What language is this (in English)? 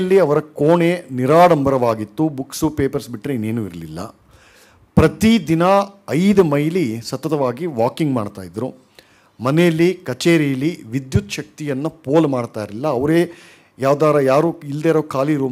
Kannada